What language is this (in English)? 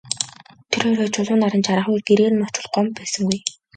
Mongolian